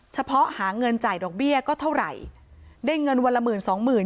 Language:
Thai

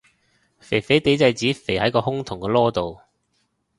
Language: Cantonese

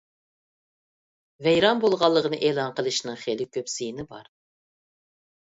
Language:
Uyghur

